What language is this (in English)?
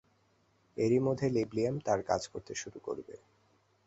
Bangla